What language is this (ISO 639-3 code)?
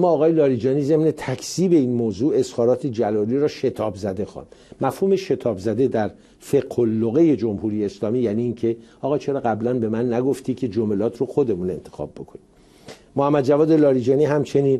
fas